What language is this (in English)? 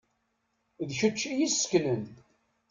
Kabyle